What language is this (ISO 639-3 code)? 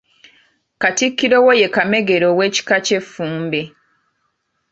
lug